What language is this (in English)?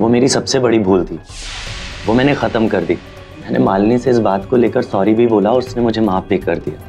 Hindi